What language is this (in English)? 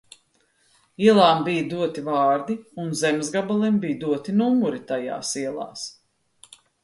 Latvian